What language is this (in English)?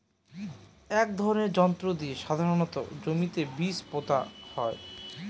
Bangla